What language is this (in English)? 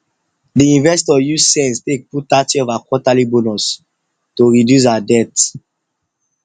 Nigerian Pidgin